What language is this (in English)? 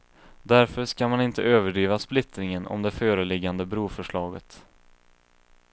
Swedish